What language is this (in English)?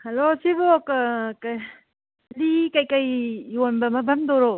Manipuri